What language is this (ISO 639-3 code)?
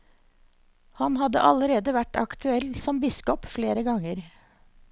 nor